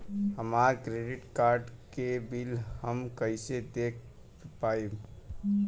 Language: Bhojpuri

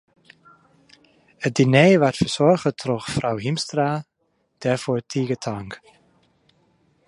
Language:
Western Frisian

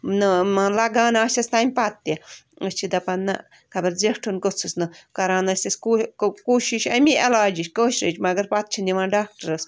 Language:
Kashmiri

